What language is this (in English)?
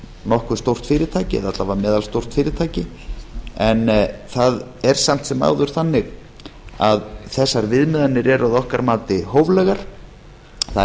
Icelandic